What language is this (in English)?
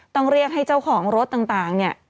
Thai